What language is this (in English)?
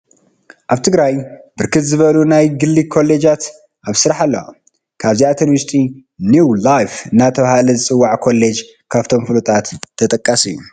Tigrinya